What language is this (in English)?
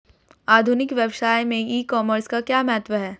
Hindi